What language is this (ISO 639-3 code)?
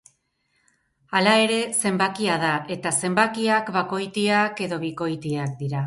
eus